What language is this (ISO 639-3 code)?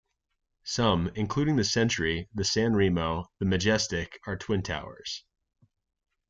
eng